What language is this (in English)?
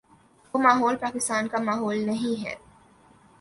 Urdu